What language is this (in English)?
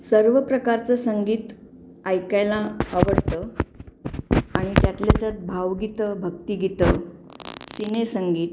Marathi